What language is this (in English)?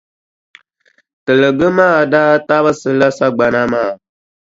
Dagbani